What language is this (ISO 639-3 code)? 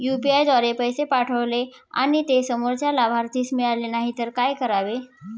mar